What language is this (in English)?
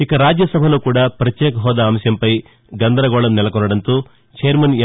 Telugu